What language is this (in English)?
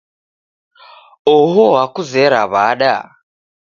Taita